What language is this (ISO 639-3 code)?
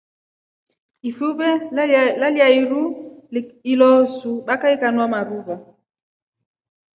rof